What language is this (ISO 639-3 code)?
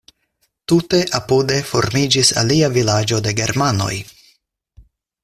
epo